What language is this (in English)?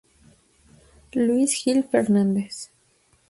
Spanish